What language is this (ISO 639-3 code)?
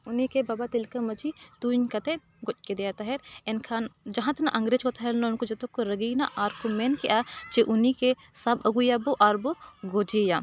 sat